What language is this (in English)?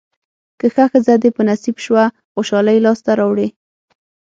Pashto